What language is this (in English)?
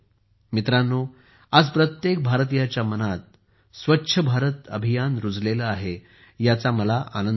Marathi